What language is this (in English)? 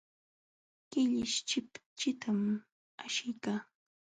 Jauja Wanca Quechua